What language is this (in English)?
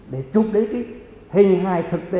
Vietnamese